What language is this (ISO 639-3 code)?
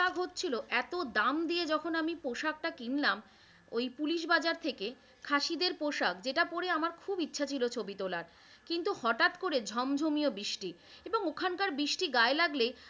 ben